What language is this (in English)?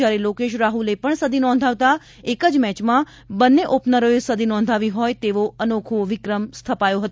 Gujarati